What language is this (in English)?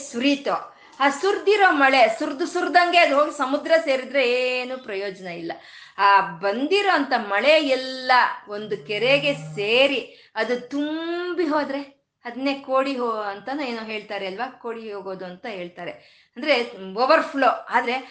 Kannada